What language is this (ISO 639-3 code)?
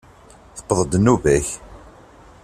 kab